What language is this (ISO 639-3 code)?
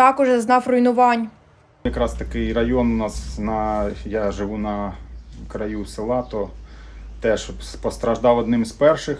ukr